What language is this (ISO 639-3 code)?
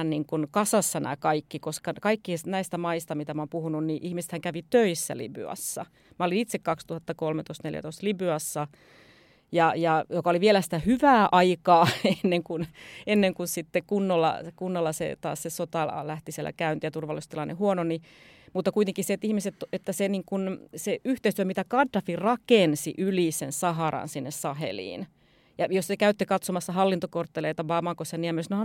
fin